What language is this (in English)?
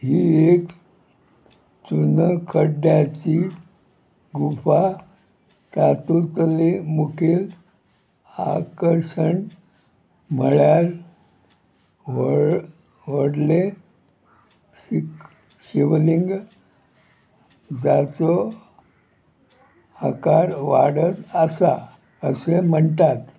Konkani